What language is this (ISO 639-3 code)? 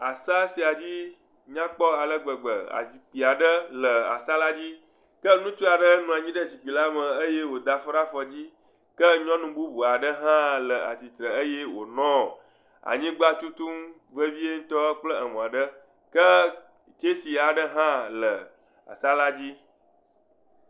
ewe